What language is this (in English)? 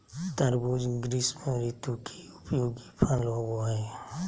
Magahi